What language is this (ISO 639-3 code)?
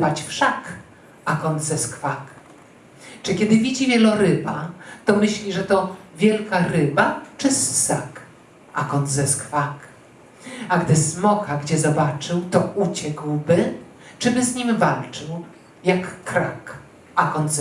pol